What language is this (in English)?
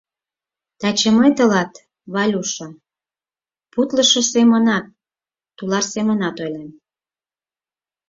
Mari